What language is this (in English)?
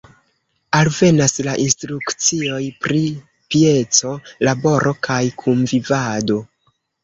Esperanto